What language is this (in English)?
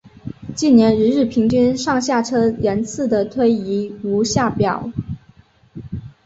Chinese